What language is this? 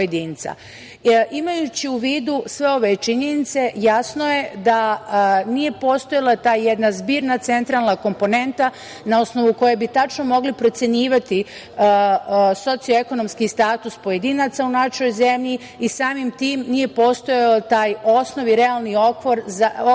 Serbian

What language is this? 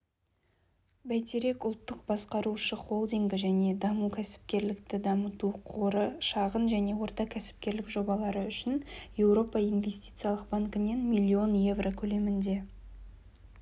Kazakh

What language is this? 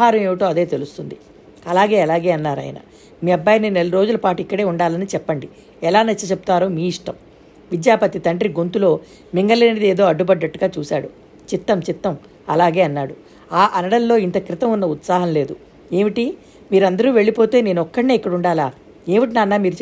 Telugu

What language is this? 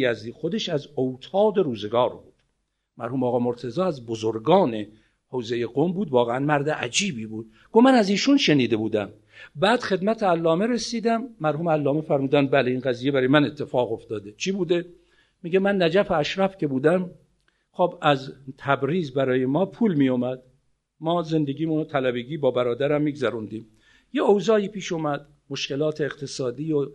Persian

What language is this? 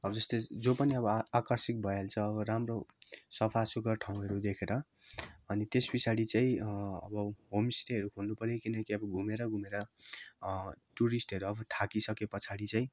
Nepali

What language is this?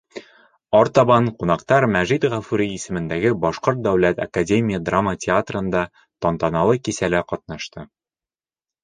Bashkir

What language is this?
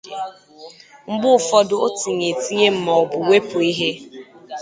Igbo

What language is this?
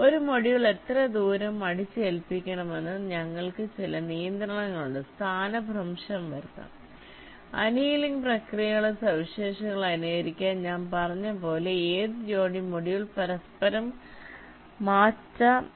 Malayalam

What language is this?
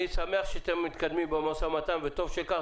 Hebrew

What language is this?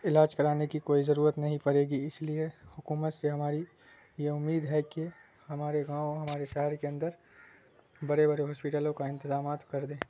Urdu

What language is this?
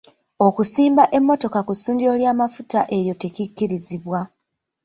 Ganda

